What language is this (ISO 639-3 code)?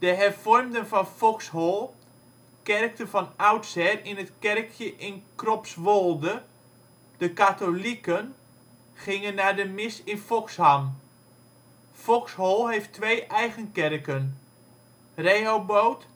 nld